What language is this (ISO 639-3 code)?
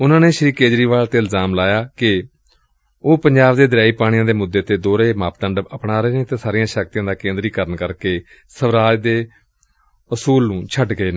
pan